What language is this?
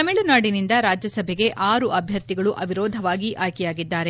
Kannada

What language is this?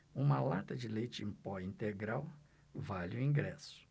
Portuguese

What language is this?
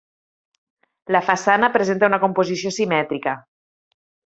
Catalan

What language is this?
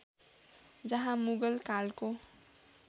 Nepali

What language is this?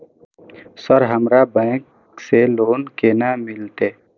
Maithili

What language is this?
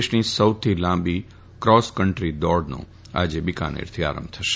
Gujarati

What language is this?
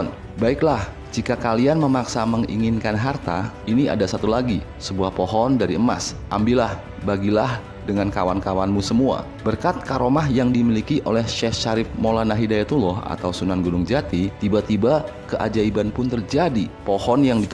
Indonesian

